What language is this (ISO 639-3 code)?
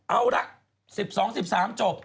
tha